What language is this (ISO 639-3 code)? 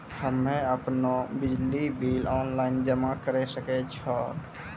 mai